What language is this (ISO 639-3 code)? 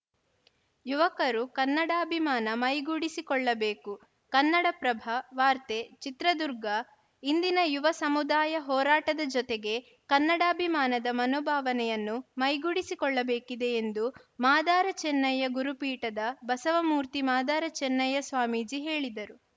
kan